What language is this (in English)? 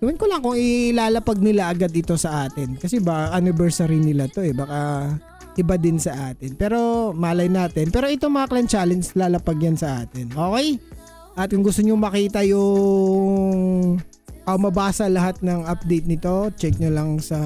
Filipino